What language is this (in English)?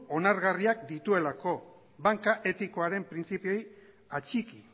Basque